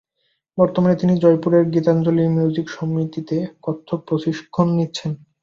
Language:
Bangla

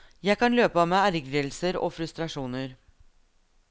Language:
Norwegian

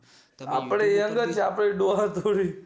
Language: Gujarati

